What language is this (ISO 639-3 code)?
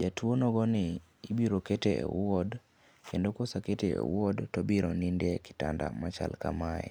luo